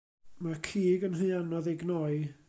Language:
Welsh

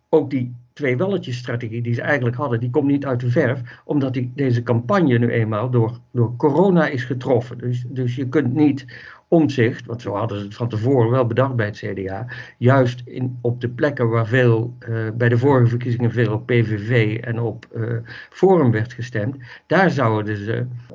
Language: Dutch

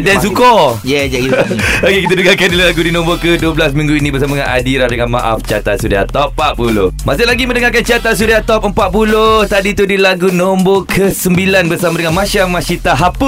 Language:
Malay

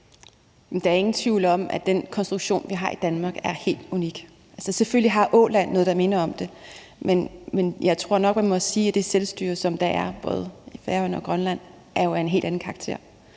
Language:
Danish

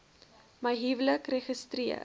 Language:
Afrikaans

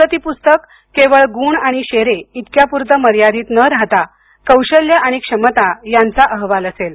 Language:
Marathi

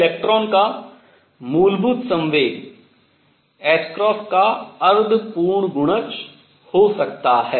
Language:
Hindi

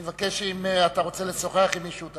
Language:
Hebrew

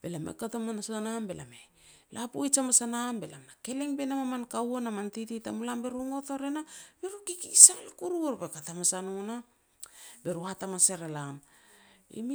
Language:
Petats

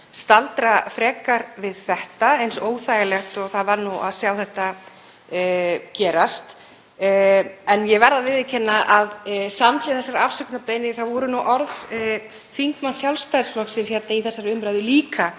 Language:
Icelandic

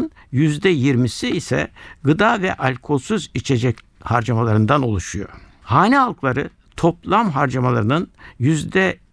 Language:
Turkish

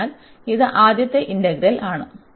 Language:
Malayalam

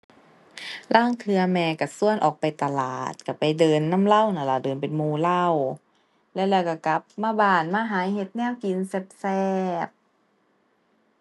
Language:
Thai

